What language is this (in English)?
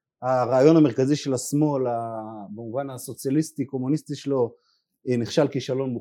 Hebrew